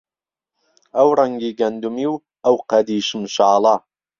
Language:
Central Kurdish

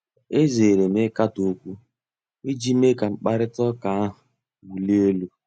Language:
Igbo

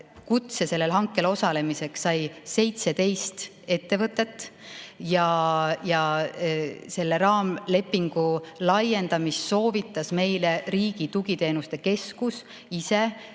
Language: Estonian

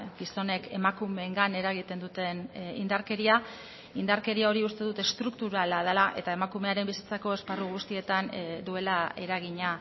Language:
Basque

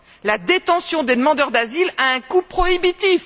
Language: French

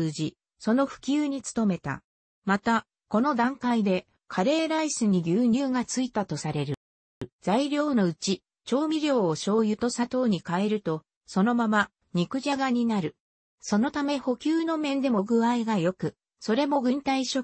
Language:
Japanese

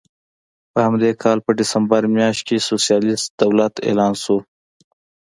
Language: Pashto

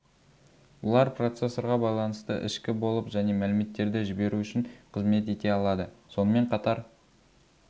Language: Kazakh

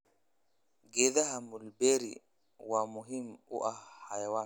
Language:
Somali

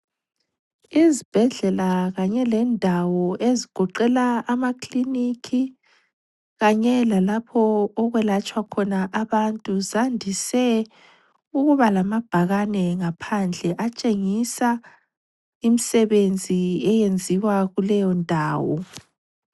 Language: North Ndebele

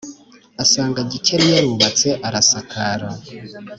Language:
Kinyarwanda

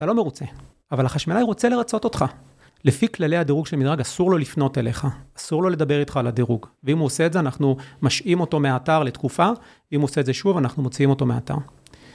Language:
Hebrew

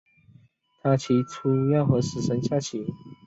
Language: Chinese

